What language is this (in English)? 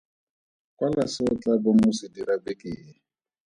Tswana